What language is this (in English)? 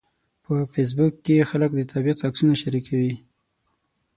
Pashto